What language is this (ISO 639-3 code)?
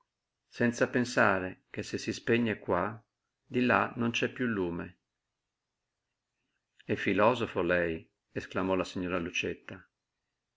ita